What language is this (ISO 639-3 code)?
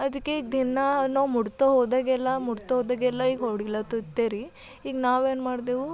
kan